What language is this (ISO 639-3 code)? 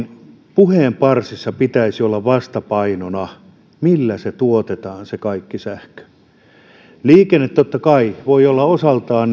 fin